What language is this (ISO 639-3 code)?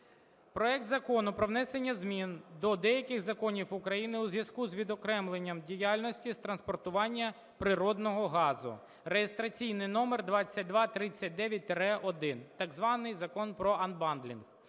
ukr